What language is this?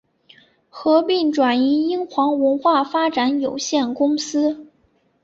Chinese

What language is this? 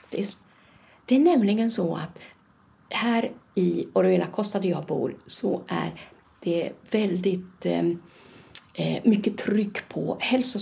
Swedish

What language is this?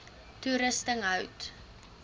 Afrikaans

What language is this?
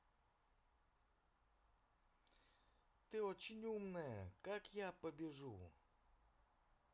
Russian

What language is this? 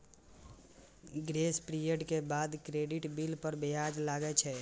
Maithili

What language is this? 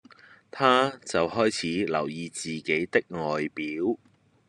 Cantonese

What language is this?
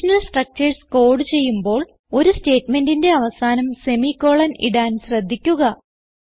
Malayalam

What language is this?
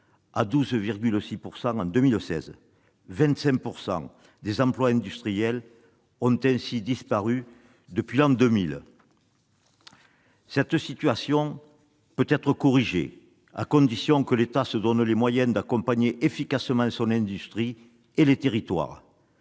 French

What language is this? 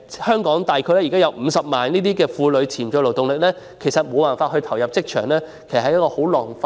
Cantonese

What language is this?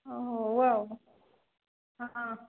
Odia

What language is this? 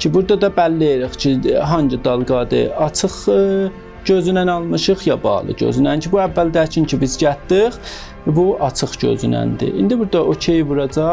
Turkish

